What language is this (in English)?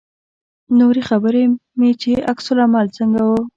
Pashto